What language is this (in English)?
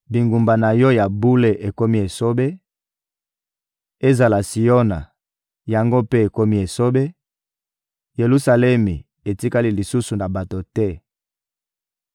Lingala